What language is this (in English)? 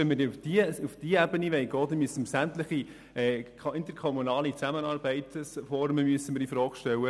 Swiss German